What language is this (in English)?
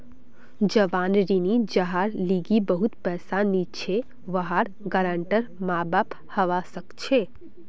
Magahi